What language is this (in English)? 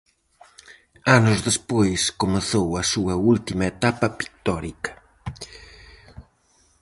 Galician